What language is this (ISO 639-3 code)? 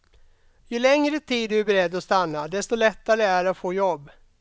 swe